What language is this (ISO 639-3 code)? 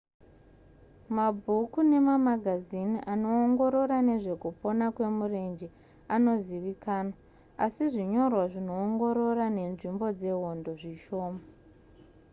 sna